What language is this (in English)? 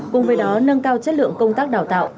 Vietnamese